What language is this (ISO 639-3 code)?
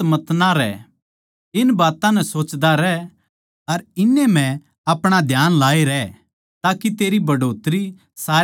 bgc